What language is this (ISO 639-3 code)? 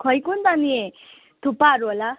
nep